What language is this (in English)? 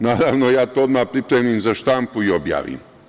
Serbian